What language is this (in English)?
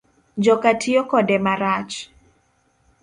Luo (Kenya and Tanzania)